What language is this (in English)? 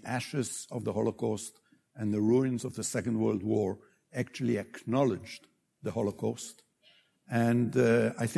English